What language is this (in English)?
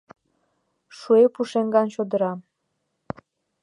Mari